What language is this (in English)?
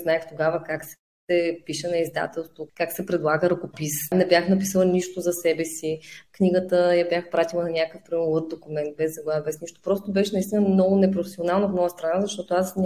Bulgarian